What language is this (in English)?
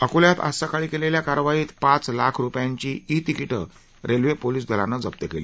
Marathi